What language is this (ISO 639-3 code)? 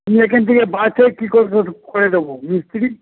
ben